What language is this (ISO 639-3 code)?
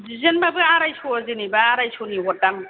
brx